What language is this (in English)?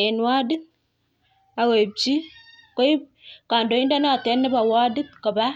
Kalenjin